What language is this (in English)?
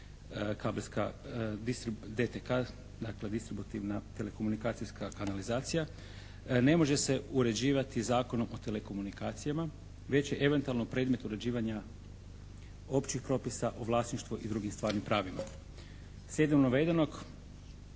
Croatian